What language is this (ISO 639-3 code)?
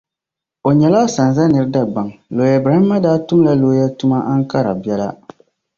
dag